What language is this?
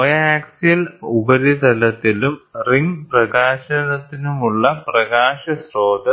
Malayalam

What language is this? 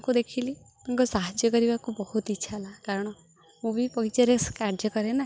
Odia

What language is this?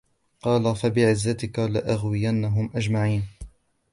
Arabic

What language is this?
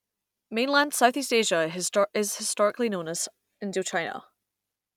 English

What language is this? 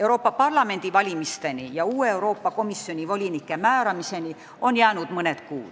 Estonian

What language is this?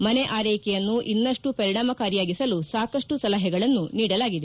Kannada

